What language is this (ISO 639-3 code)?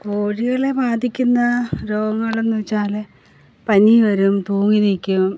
mal